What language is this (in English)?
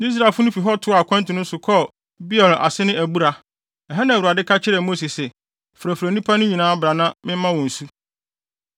Akan